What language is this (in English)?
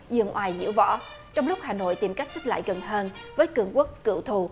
Vietnamese